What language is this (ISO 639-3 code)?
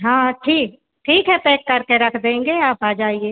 hin